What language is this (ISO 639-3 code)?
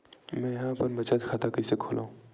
hne